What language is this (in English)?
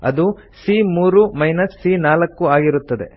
Kannada